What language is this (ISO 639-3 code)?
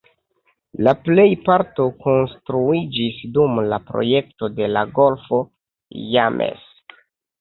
epo